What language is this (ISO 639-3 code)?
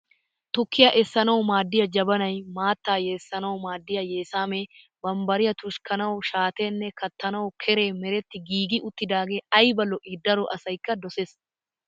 wal